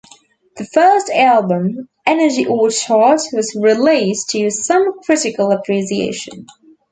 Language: English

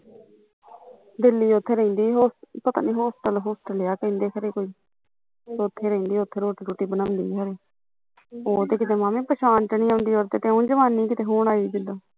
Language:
Punjabi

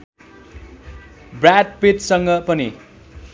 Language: Nepali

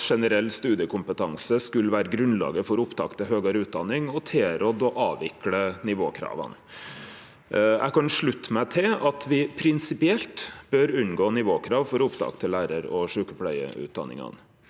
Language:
Norwegian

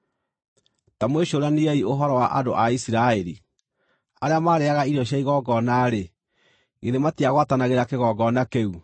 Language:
Kikuyu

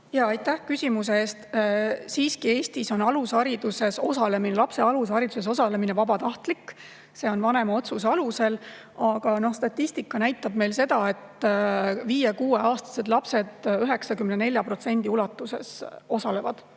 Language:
Estonian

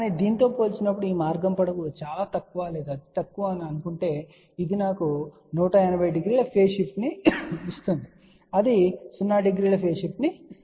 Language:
Telugu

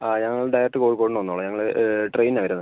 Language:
Malayalam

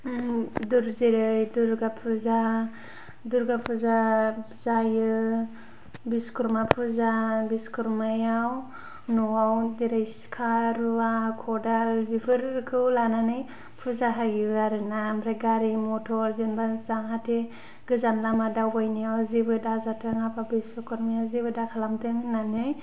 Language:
Bodo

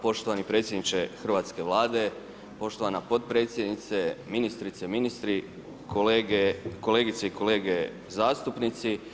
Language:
Croatian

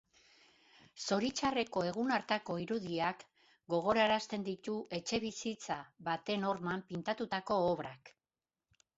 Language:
Basque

